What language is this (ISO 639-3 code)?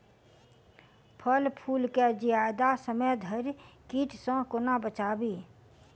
mai